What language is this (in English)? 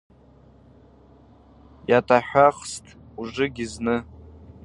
Abaza